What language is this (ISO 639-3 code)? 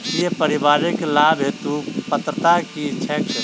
mai